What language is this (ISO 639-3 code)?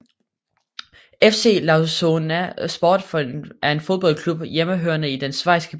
dan